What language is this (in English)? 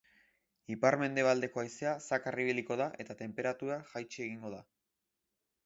Basque